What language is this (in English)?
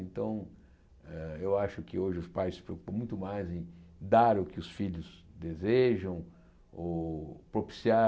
Portuguese